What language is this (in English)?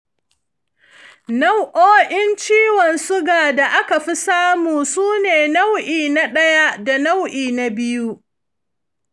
Hausa